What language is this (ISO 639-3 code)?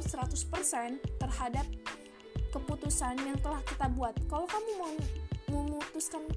ind